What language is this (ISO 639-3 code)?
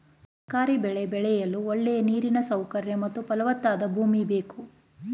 kan